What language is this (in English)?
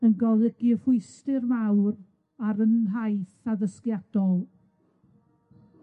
Welsh